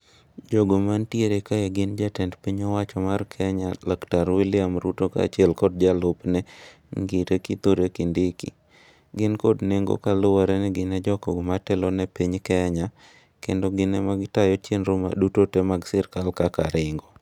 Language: Luo (Kenya and Tanzania)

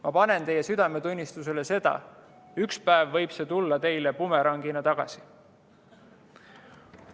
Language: Estonian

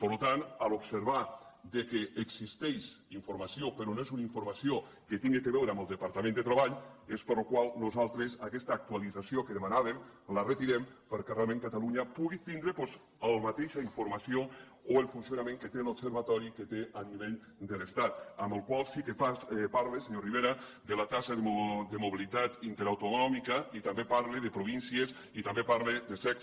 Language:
Catalan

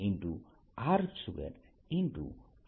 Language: Gujarati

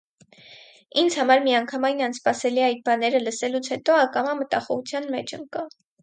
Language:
Armenian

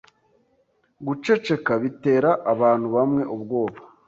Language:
Kinyarwanda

